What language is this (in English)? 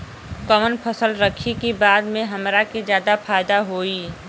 Bhojpuri